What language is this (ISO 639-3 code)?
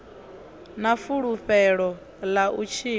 ven